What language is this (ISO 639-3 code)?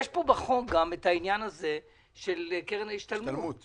heb